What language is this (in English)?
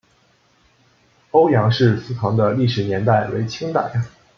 Chinese